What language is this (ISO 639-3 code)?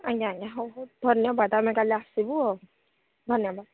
ori